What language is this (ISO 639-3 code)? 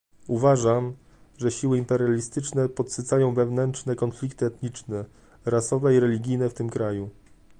pol